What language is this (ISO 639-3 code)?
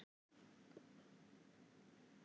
isl